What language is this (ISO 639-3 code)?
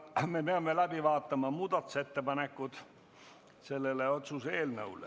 est